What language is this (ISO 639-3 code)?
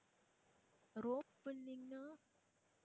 tam